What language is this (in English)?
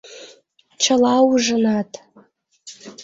Mari